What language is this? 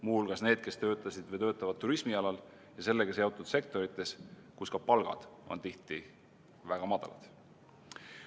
Estonian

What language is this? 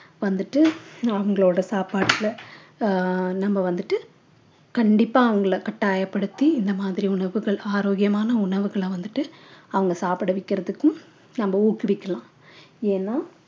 Tamil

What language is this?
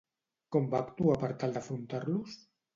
Catalan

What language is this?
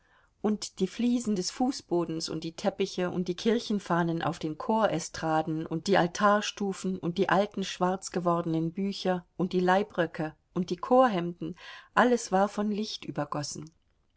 German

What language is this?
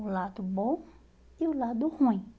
Portuguese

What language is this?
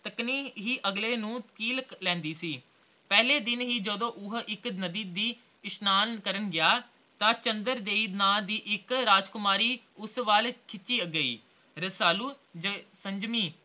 Punjabi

